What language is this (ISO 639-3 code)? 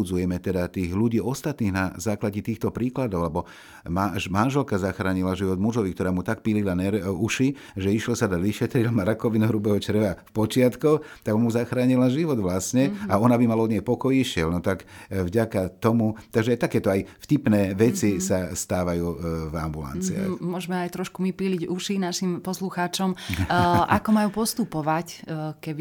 slk